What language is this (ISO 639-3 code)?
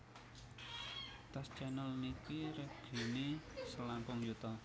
jav